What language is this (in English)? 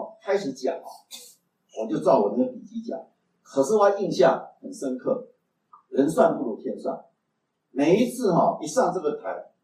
Chinese